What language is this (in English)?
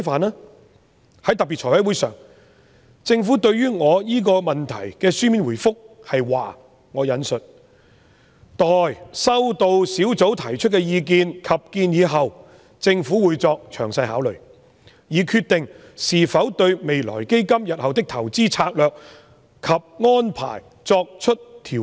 Cantonese